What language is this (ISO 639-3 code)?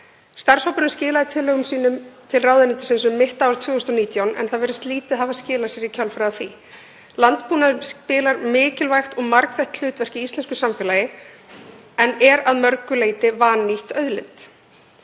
isl